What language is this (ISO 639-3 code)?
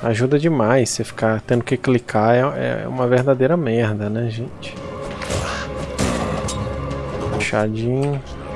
por